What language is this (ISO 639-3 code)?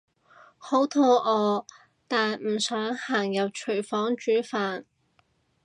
yue